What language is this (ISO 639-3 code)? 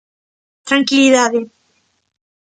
glg